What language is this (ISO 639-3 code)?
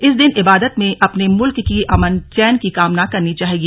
hin